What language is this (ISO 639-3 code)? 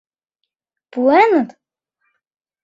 chm